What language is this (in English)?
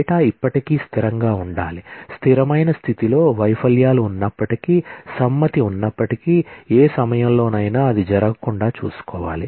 Telugu